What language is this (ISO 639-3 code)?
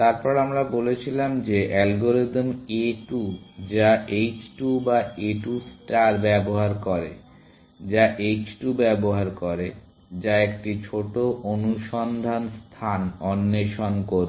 ben